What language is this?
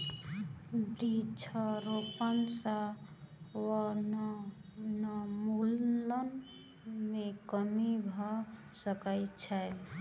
Maithili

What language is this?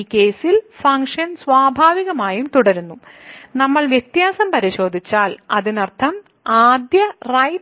Malayalam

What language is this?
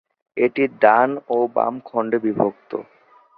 Bangla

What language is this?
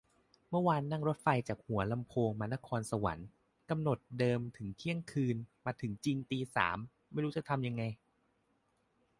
Thai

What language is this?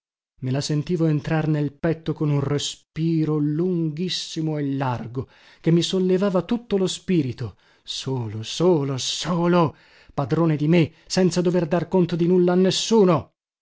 Italian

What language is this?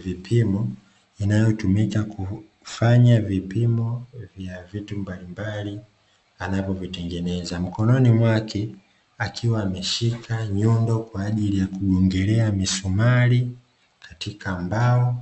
Swahili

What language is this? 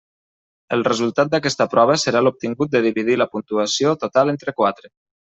Catalan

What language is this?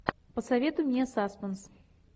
Russian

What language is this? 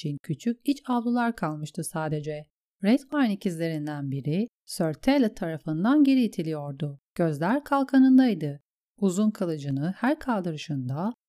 Turkish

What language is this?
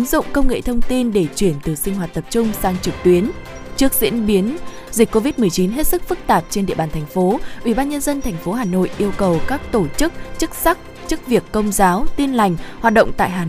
Vietnamese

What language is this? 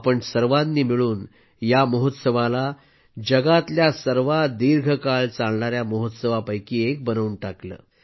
Marathi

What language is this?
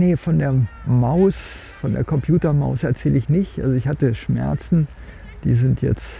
German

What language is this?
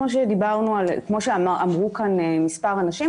Hebrew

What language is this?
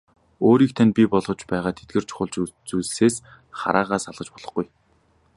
Mongolian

